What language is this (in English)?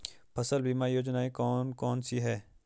Hindi